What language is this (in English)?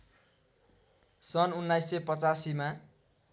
Nepali